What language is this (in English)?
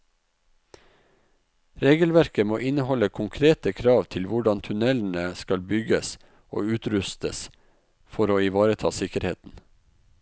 Norwegian